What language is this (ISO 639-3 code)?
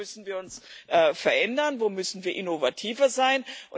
deu